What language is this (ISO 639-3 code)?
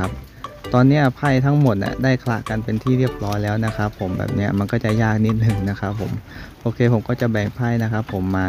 tha